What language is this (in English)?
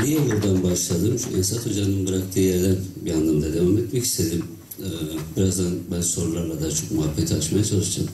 Turkish